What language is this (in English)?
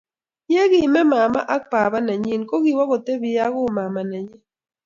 Kalenjin